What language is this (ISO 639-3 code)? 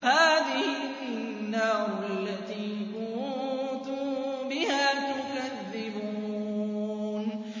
ara